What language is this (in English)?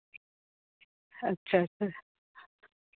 Santali